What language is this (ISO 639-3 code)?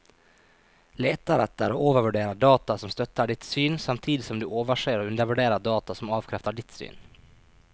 nor